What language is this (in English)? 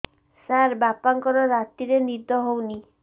Odia